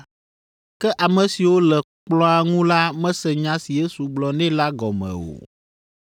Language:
Ewe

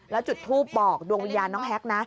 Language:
Thai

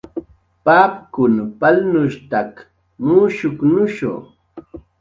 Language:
Jaqaru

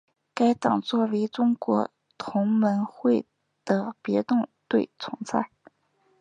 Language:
Chinese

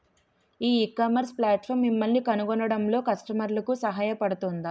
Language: Telugu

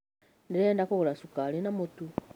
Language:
Kikuyu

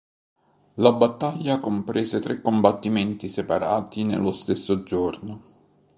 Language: Italian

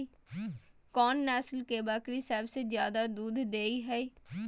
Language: Maithili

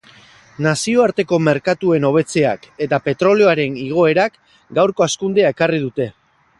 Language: Basque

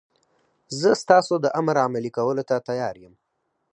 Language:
Pashto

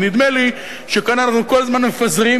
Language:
Hebrew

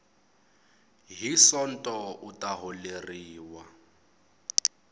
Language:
Tsonga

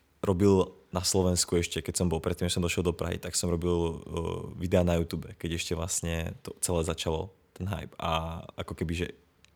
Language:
Czech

